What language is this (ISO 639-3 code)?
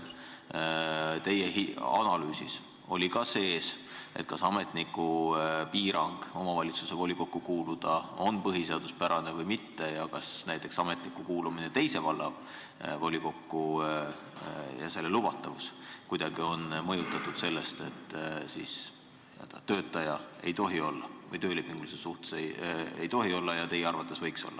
est